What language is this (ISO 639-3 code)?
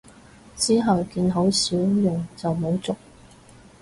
yue